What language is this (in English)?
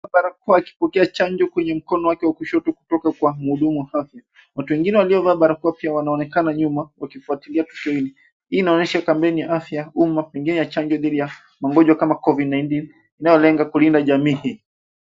Swahili